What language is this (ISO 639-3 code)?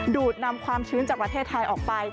tha